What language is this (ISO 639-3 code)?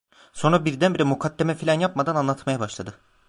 tur